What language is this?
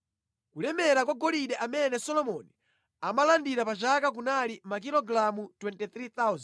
Nyanja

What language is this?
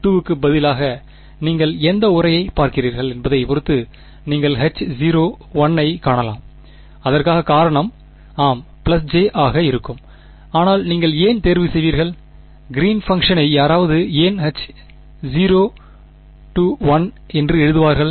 Tamil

